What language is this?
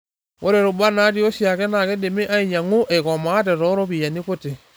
Masai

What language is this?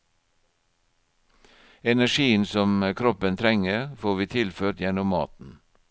Norwegian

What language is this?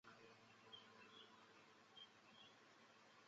Chinese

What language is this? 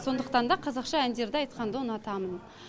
Kazakh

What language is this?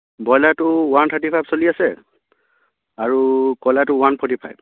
Assamese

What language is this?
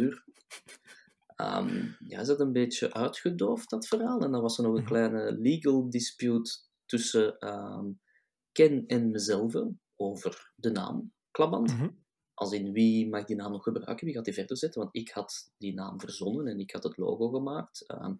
Dutch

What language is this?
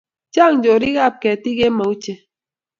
Kalenjin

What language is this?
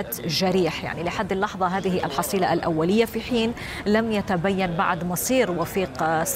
Arabic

